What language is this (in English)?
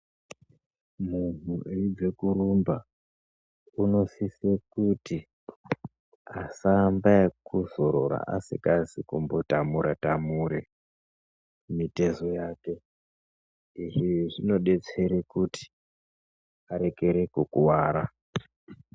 Ndau